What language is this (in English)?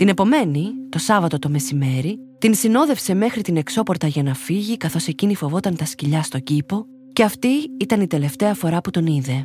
Greek